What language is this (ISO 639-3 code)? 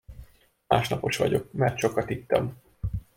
hun